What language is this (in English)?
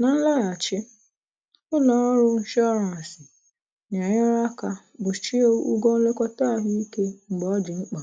Igbo